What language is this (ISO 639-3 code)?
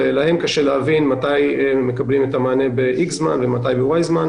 heb